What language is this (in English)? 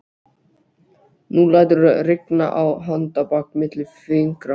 Icelandic